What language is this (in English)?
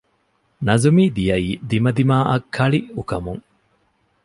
Divehi